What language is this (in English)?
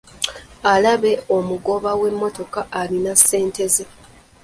Ganda